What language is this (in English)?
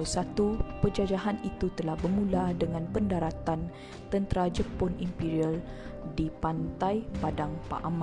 Malay